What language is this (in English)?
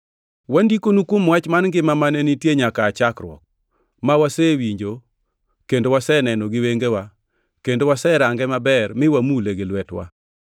Luo (Kenya and Tanzania)